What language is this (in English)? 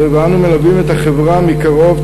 Hebrew